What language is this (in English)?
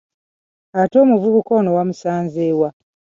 Ganda